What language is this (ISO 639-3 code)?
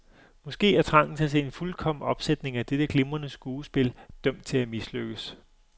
dan